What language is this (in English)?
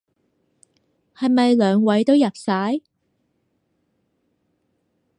Cantonese